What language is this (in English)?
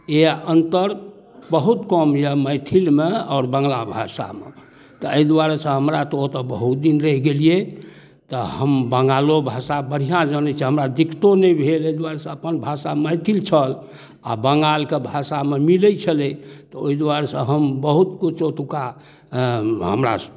Maithili